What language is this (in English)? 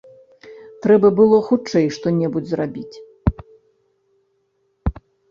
Belarusian